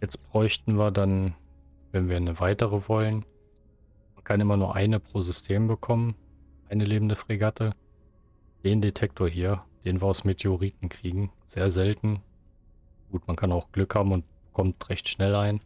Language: German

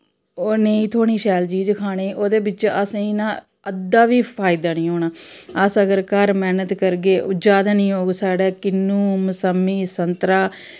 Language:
Dogri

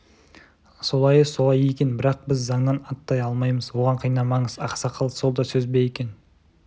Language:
Kazakh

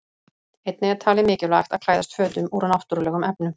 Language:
Icelandic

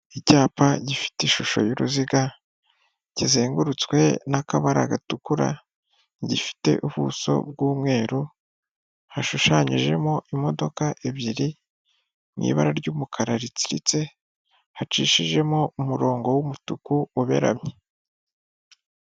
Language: Kinyarwanda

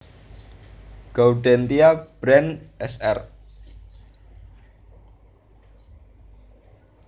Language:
Javanese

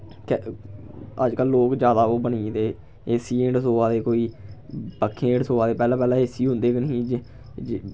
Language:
Dogri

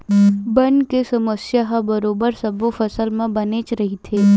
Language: Chhattisgarhi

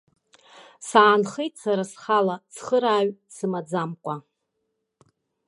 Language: Abkhazian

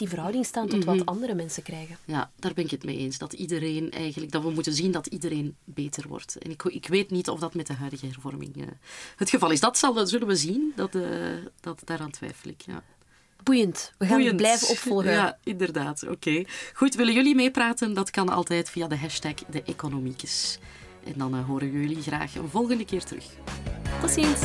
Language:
Dutch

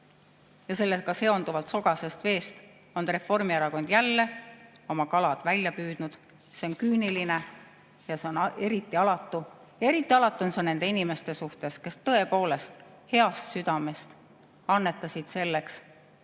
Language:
Estonian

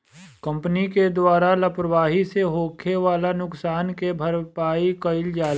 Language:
Bhojpuri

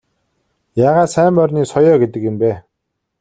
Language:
Mongolian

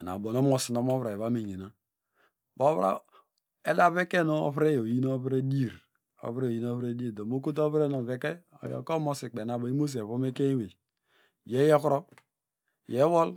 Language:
Degema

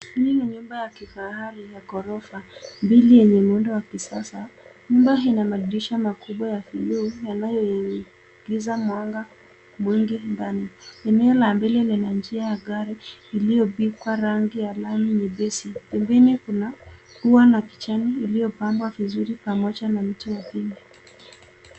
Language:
Swahili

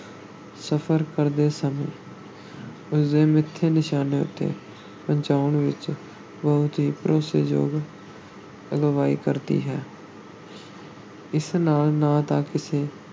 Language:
Punjabi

